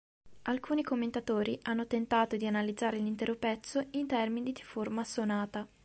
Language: Italian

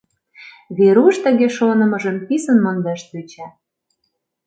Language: Mari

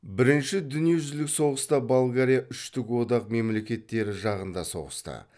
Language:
Kazakh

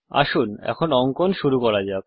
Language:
Bangla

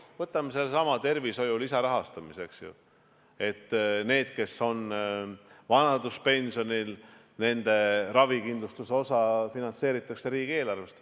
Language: Estonian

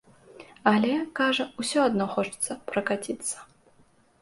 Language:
Belarusian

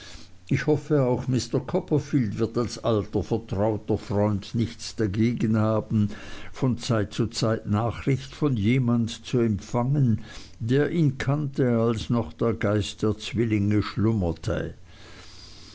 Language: German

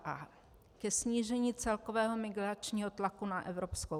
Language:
Czech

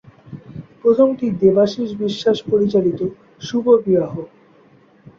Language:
Bangla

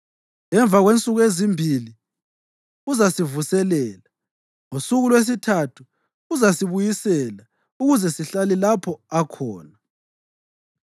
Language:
North Ndebele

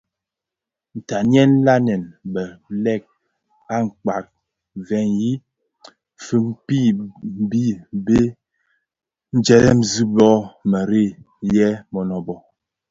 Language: Bafia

